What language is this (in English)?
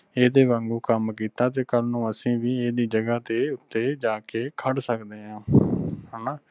Punjabi